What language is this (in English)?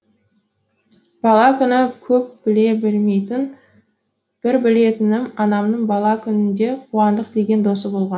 Kazakh